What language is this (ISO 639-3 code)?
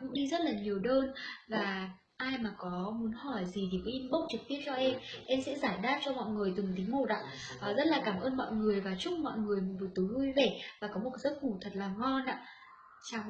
vie